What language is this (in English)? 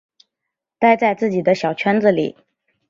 Chinese